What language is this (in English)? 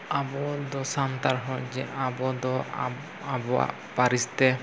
Santali